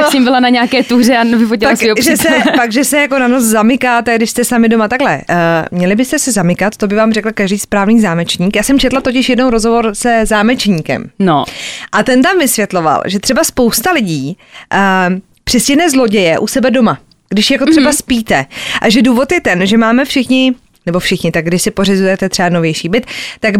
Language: Czech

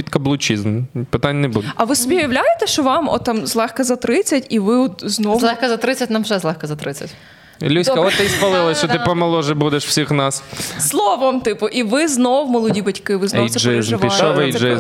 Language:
Ukrainian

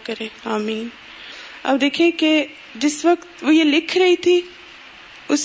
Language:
Urdu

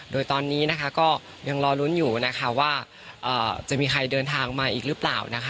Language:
Thai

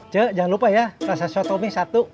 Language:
Indonesian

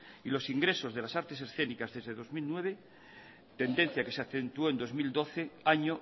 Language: Spanish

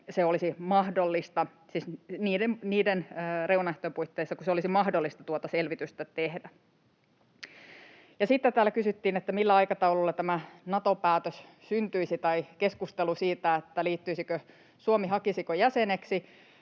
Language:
Finnish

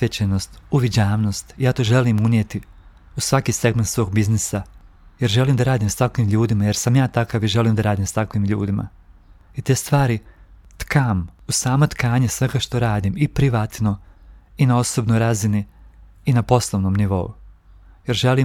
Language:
Croatian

